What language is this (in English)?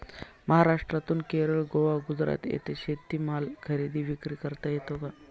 Marathi